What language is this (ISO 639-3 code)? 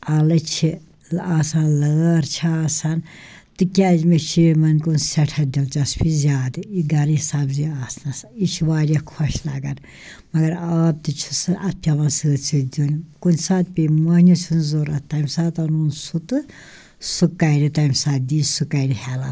kas